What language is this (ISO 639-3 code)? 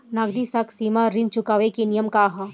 bho